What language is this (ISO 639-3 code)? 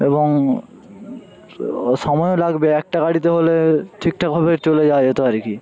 ben